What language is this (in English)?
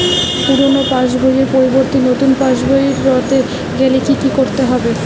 Bangla